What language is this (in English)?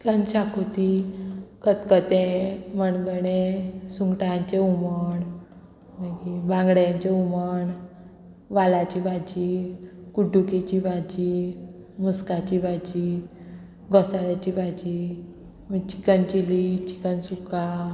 Konkani